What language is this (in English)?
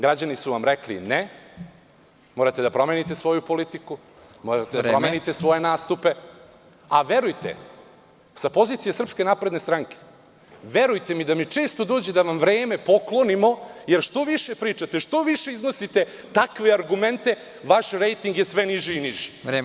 Serbian